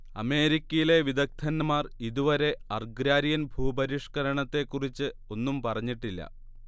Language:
Malayalam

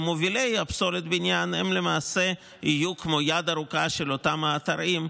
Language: Hebrew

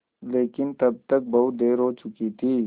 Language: Hindi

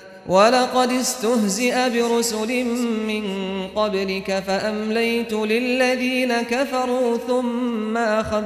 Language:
Arabic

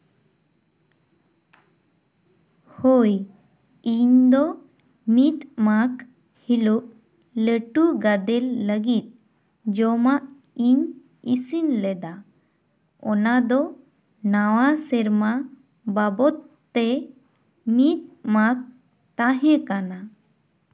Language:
Santali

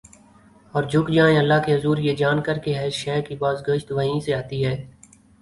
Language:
Urdu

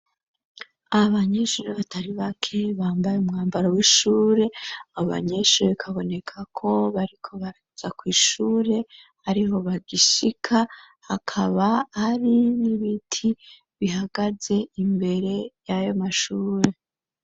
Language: Rundi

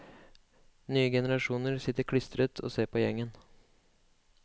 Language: Norwegian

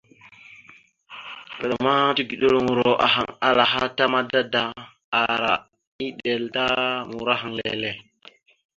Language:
Mada (Cameroon)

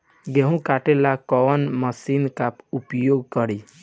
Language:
Bhojpuri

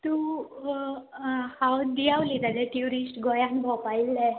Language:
Konkani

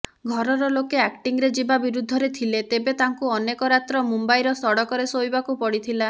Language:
Odia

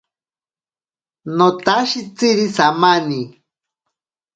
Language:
Ashéninka Perené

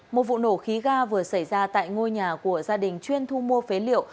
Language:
Vietnamese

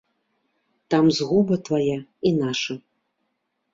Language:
Belarusian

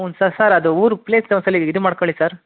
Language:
Kannada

